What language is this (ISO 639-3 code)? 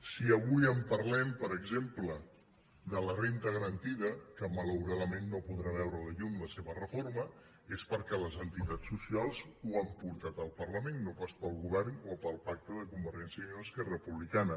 cat